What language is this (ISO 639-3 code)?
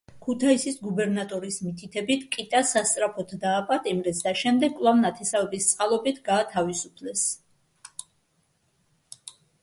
kat